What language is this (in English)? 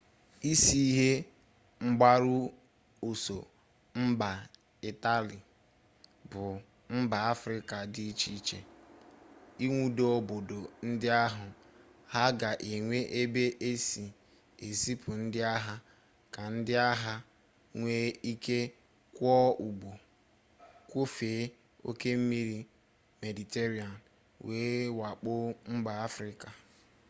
Igbo